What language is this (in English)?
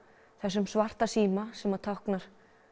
Icelandic